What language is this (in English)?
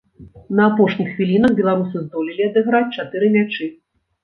Belarusian